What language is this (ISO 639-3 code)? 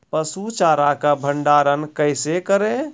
mai